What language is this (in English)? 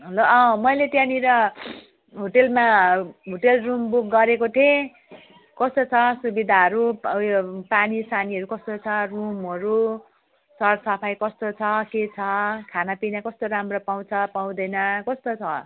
Nepali